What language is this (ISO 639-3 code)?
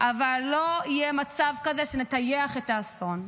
heb